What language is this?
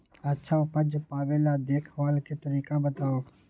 Magahi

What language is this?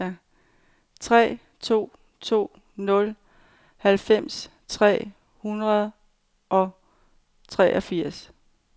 Danish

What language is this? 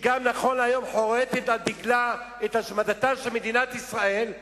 Hebrew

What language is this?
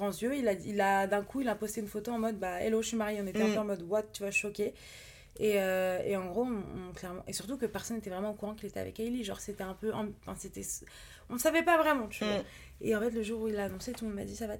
French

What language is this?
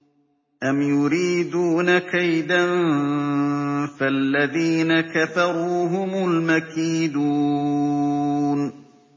Arabic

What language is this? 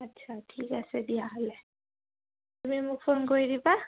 Assamese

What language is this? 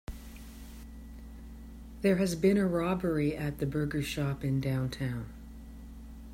English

